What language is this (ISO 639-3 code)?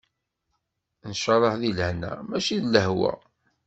kab